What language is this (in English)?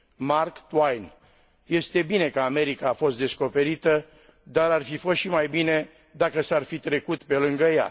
Romanian